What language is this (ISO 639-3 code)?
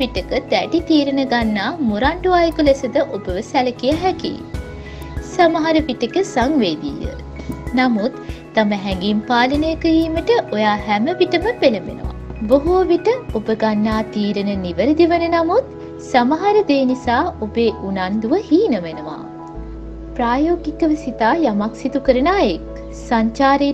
jpn